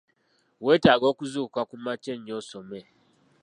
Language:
Ganda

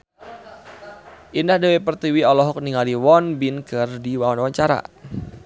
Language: Sundanese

